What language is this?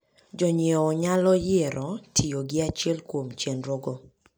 Luo (Kenya and Tanzania)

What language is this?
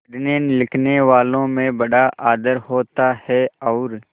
Hindi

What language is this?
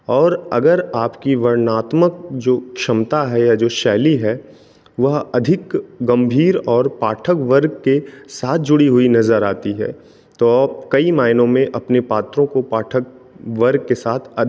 Hindi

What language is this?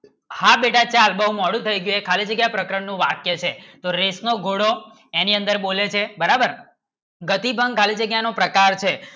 Gujarati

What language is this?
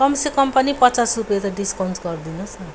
Nepali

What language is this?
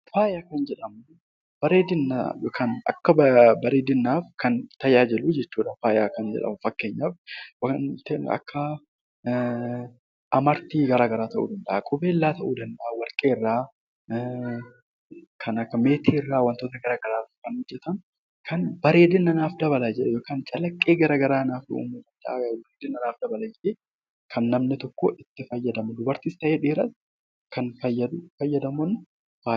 Oromo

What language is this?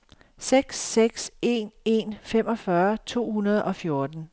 Danish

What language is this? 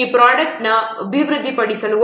Kannada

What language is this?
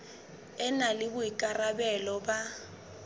Southern Sotho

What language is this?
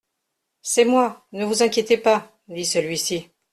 French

